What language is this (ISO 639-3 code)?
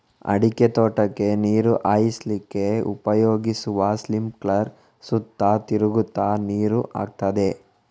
kan